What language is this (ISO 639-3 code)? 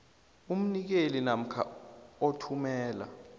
nbl